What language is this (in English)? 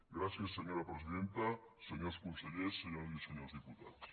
Catalan